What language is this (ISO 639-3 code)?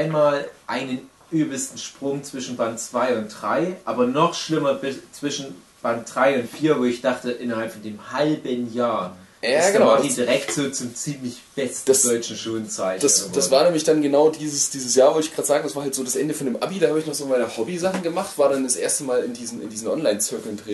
deu